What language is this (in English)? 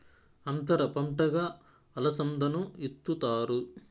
Telugu